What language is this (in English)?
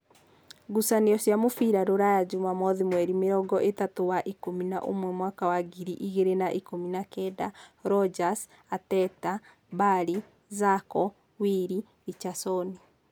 Kikuyu